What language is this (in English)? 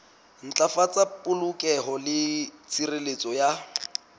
Southern Sotho